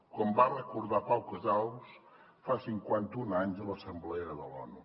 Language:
Catalan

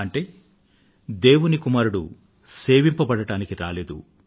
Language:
Telugu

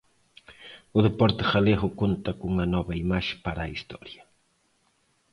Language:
Galician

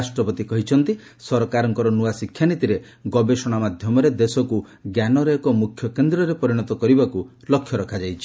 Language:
Odia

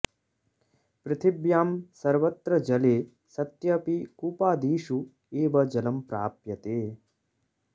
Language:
Sanskrit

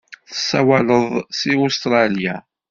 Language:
Kabyle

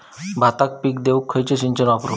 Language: Marathi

